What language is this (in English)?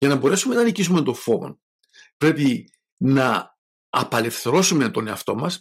Greek